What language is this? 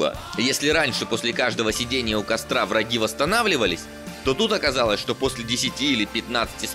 Russian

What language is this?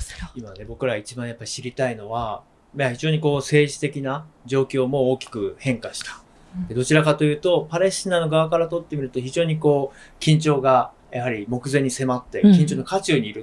Japanese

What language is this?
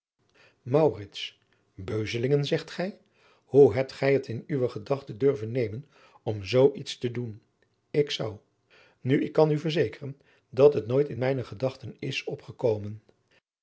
Dutch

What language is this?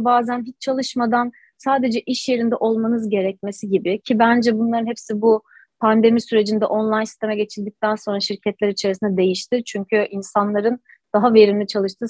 Turkish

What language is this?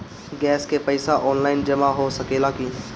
Bhojpuri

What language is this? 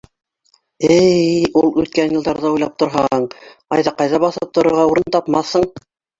Bashkir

